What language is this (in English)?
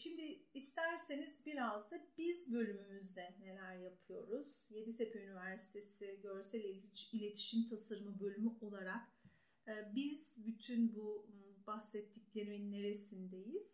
Turkish